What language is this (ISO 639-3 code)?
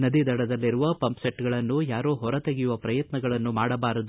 kan